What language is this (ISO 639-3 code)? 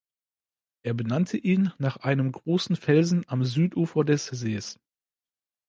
deu